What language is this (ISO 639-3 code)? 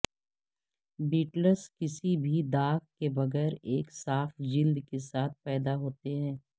urd